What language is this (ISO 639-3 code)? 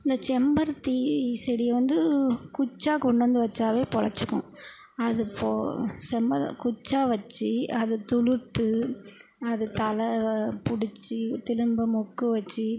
tam